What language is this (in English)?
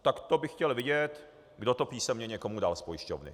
Czech